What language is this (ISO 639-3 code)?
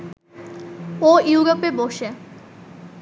ben